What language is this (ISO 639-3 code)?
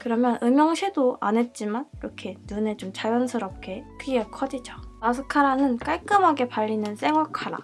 kor